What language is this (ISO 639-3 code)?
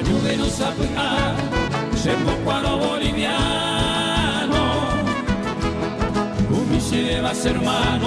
spa